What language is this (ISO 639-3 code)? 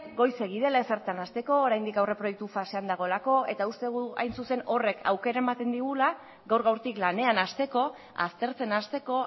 eus